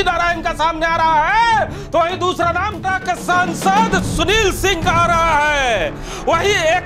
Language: Hindi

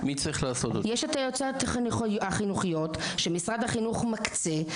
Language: Hebrew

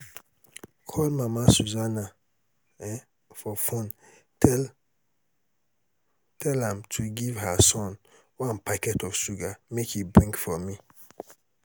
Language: Nigerian Pidgin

